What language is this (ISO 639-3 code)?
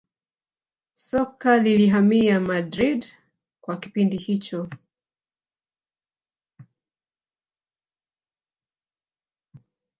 swa